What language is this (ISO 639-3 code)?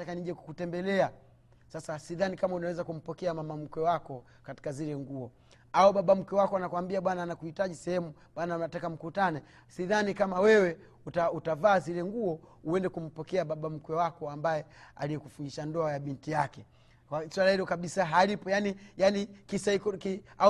swa